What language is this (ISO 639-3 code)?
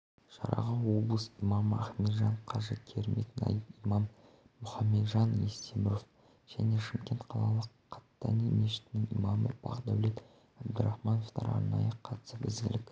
kaz